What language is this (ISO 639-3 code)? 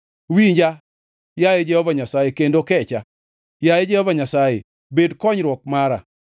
luo